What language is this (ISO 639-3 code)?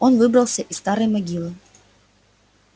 rus